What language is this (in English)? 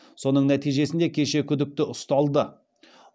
Kazakh